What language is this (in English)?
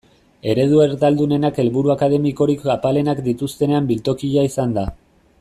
Basque